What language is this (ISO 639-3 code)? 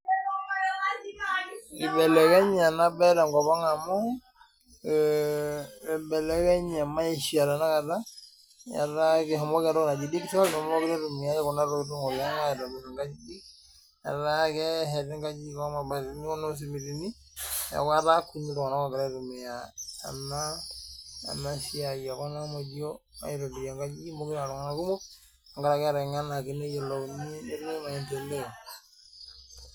mas